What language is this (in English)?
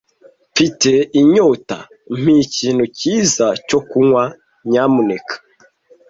Kinyarwanda